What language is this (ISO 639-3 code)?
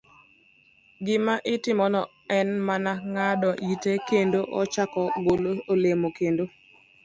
luo